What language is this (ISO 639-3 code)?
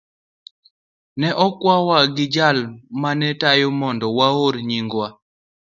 luo